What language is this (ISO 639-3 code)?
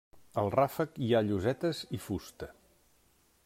cat